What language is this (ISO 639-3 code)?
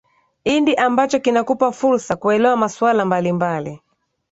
swa